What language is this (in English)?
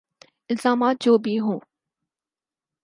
Urdu